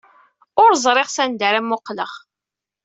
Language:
Kabyle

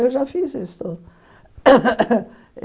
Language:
Portuguese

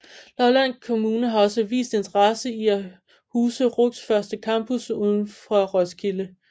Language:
Danish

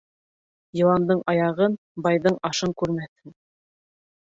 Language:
Bashkir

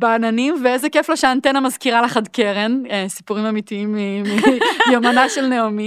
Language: Hebrew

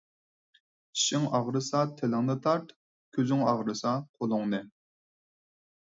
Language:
Uyghur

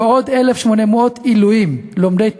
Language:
Hebrew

